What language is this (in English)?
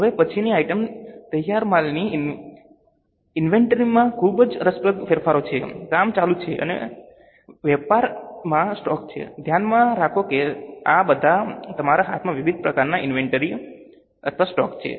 Gujarati